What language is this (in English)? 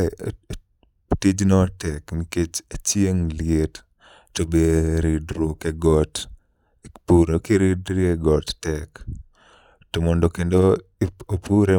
Luo (Kenya and Tanzania)